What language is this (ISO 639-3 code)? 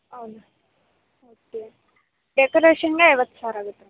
kan